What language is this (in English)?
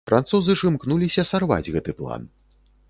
Belarusian